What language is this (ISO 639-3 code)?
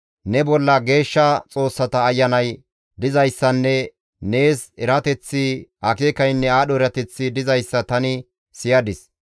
gmv